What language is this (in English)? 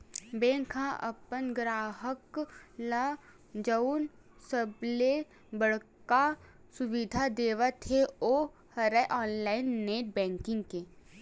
Chhattisgarhi